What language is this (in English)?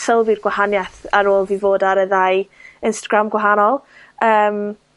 Welsh